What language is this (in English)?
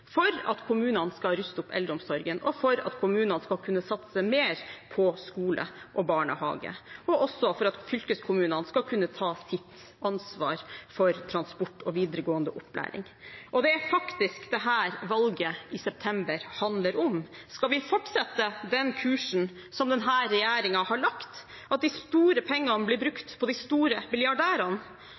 Norwegian Bokmål